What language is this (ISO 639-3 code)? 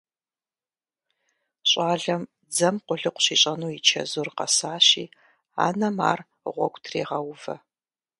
kbd